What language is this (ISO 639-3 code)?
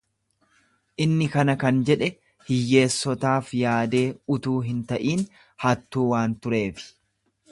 orm